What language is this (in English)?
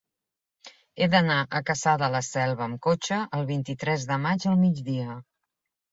Catalan